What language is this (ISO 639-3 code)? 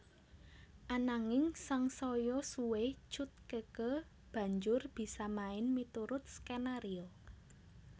jav